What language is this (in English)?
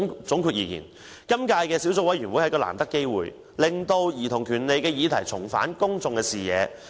Cantonese